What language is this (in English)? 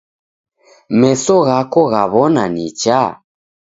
Taita